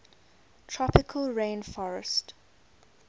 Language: English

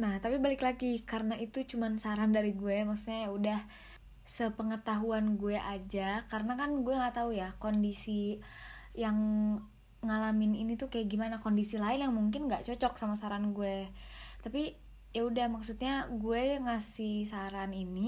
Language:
Indonesian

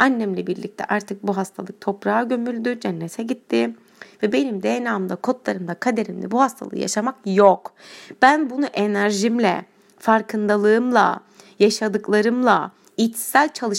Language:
Turkish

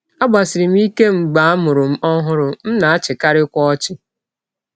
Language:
Igbo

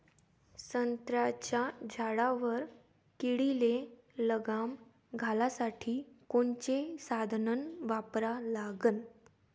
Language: Marathi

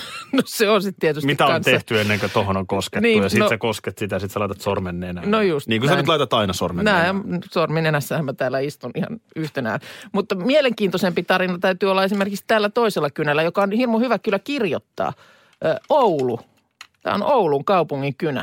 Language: Finnish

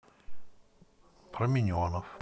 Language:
Russian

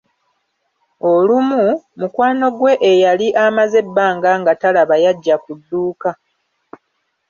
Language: Ganda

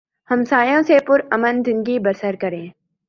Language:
Urdu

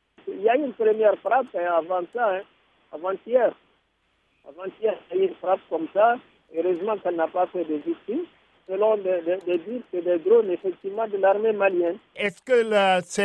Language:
French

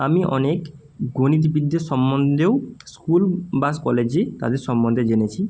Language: Bangla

